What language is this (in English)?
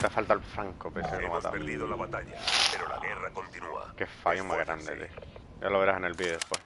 Spanish